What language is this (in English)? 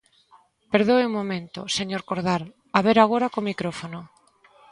Galician